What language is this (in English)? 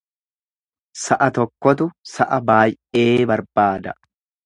Oromo